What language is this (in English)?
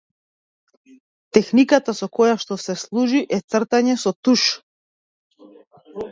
Macedonian